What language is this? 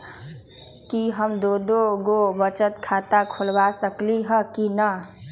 Magahi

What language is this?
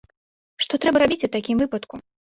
Belarusian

